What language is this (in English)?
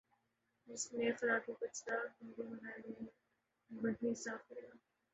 Urdu